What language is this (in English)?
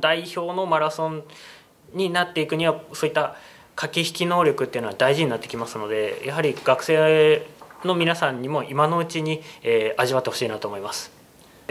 Japanese